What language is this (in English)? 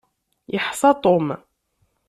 Kabyle